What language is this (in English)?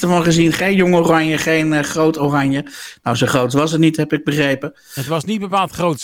Dutch